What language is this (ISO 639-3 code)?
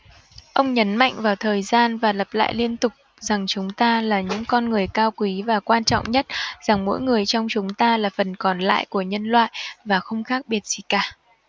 vie